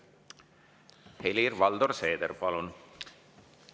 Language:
Estonian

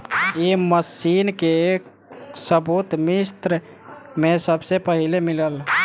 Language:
Bhojpuri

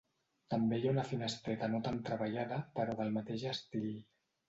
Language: Catalan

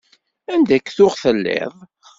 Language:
Kabyle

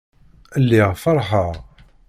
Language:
Kabyle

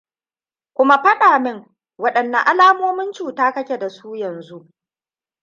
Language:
Hausa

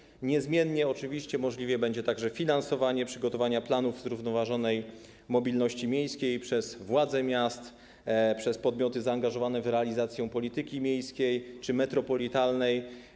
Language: Polish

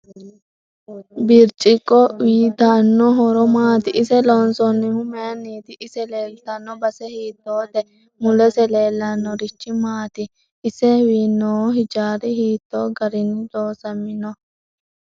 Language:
Sidamo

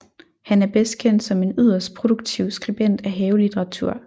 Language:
Danish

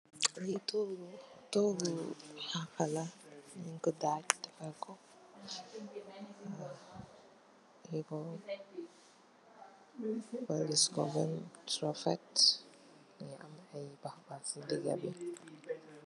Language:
Wolof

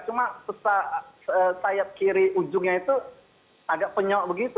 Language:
Indonesian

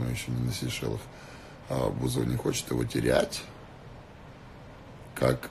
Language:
Russian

